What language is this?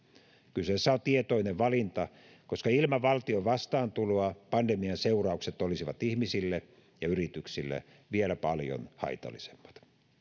Finnish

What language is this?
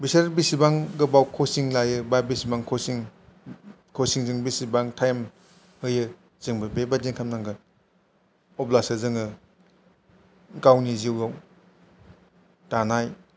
Bodo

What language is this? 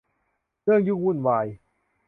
Thai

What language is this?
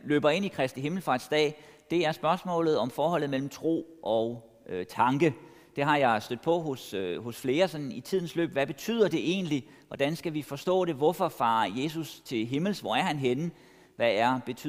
Danish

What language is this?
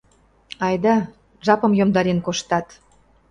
Mari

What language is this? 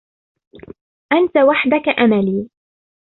Arabic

